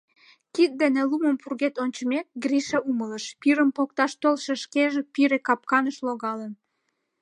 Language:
Mari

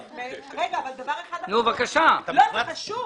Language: Hebrew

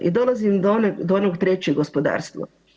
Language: Croatian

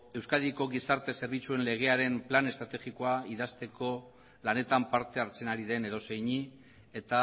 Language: Basque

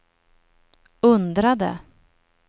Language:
Swedish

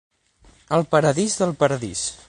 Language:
Catalan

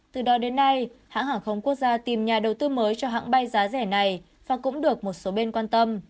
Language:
Vietnamese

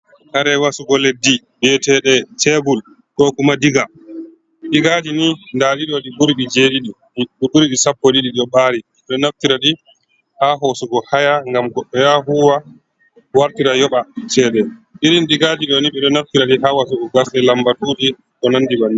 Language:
Fula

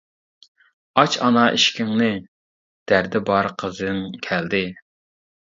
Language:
Uyghur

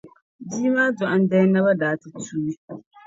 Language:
Dagbani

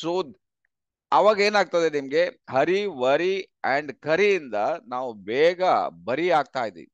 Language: Kannada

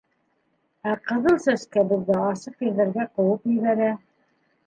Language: Bashkir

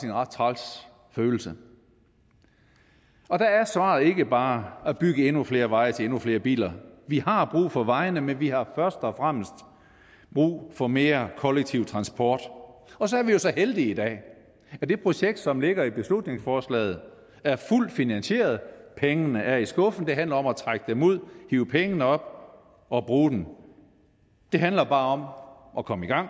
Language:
Danish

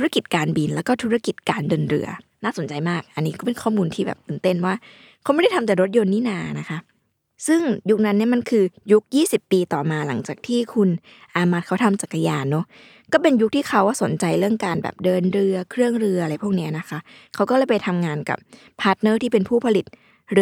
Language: Thai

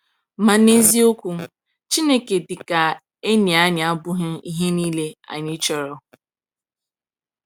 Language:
Igbo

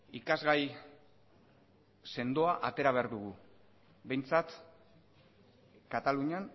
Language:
Basque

